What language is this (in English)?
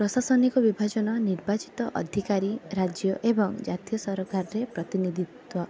Odia